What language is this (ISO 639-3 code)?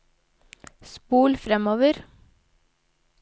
nor